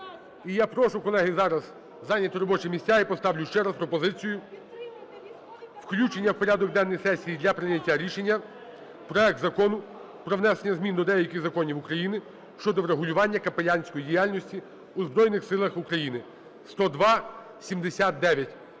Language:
Ukrainian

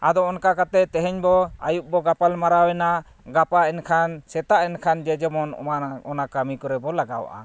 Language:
Santali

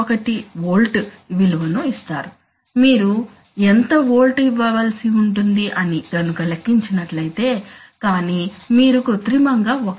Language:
Telugu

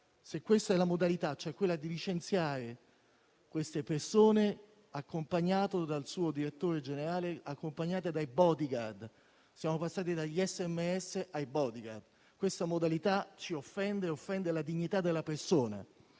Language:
Italian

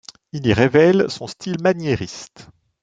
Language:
French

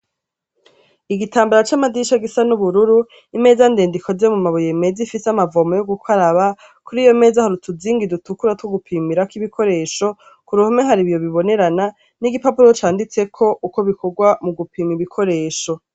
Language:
Rundi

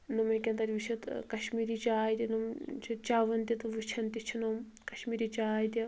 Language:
Kashmiri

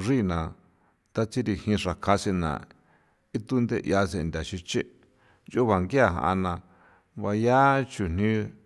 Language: San Felipe Otlaltepec Popoloca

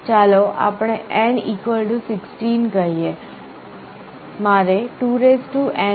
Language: Gujarati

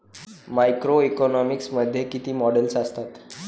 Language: Marathi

